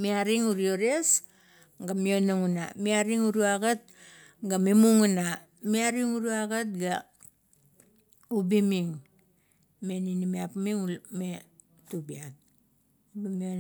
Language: Kuot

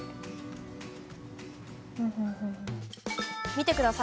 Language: Japanese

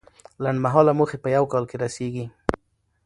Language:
Pashto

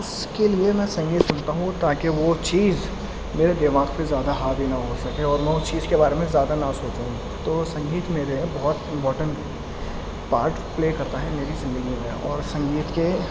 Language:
Urdu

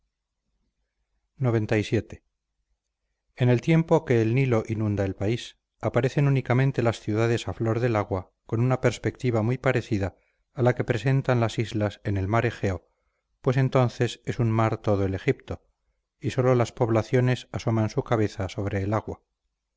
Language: Spanish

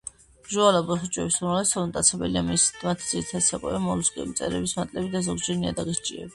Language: Georgian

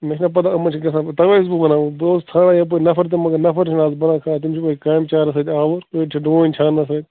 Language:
Kashmiri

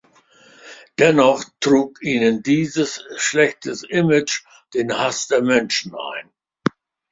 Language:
German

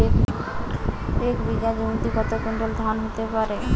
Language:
Bangla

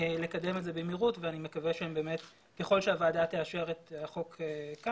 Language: Hebrew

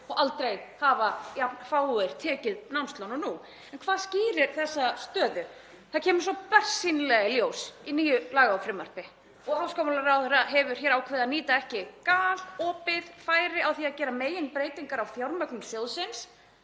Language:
Icelandic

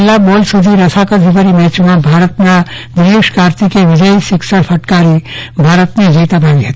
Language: Gujarati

